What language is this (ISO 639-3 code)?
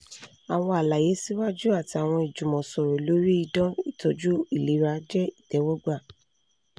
yor